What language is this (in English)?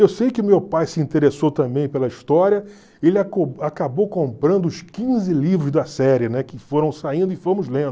Portuguese